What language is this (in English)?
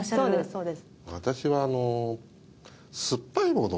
Japanese